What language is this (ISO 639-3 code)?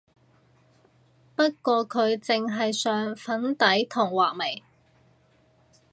yue